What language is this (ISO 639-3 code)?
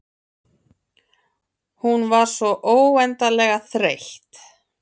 isl